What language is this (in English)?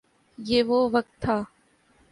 Urdu